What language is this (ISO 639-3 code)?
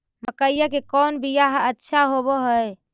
mag